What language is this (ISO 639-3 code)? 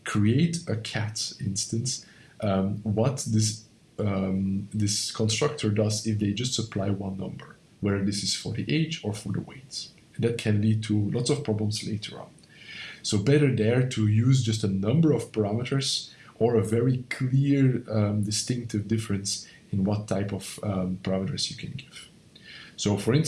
eng